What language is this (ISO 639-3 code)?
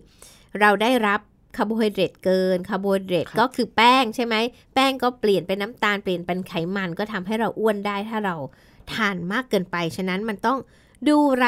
tha